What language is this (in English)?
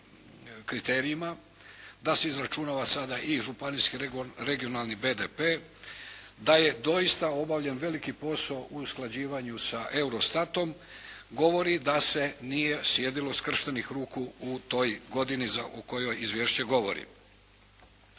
Croatian